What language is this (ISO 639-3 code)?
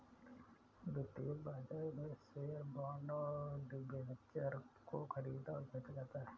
hin